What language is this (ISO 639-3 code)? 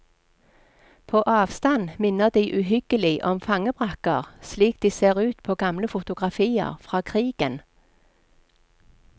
nor